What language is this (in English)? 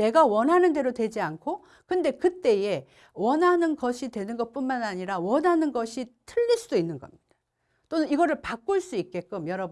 Korean